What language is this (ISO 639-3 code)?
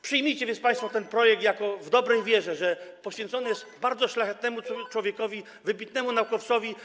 pol